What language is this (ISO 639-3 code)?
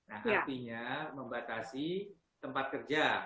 ind